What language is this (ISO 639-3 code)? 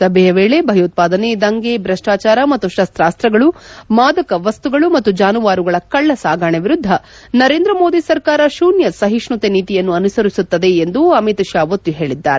kan